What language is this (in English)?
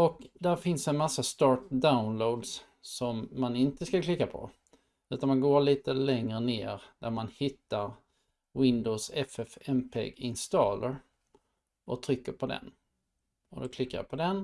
Swedish